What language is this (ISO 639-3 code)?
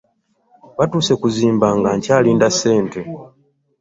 lug